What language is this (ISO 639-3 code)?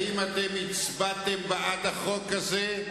heb